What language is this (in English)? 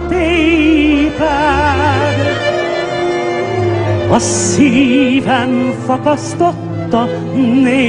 Hungarian